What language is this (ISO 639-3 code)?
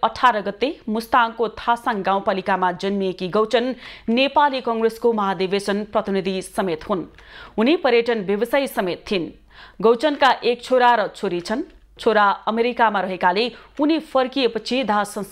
hin